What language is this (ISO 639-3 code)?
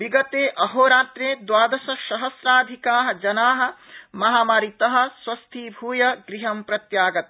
san